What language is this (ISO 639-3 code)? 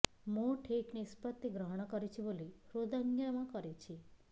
ori